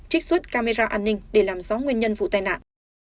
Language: Vietnamese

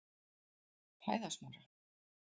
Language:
Icelandic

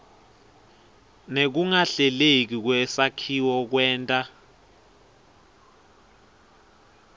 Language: Swati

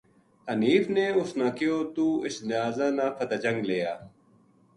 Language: Gujari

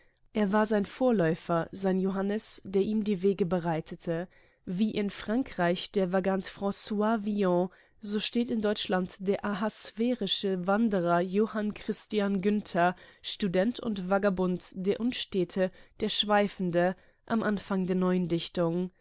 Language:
German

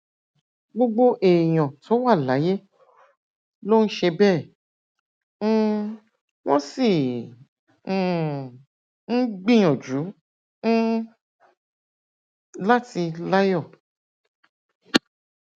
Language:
Yoruba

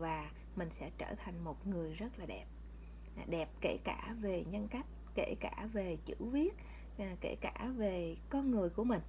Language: Vietnamese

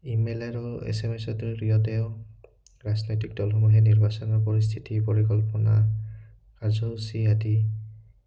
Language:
Assamese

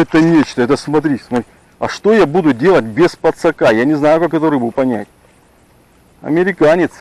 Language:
Russian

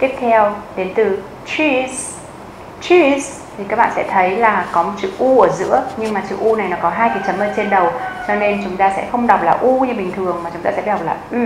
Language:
Vietnamese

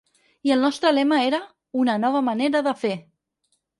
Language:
Catalan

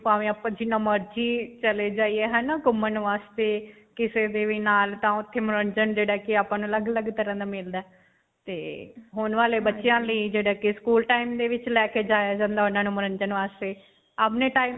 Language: Punjabi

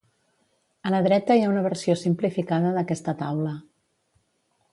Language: Catalan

